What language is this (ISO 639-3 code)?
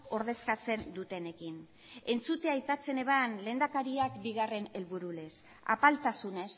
eus